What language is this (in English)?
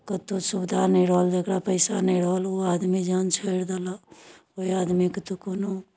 Maithili